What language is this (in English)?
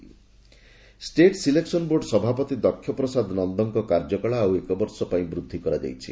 Odia